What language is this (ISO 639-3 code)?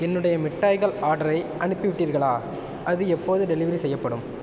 tam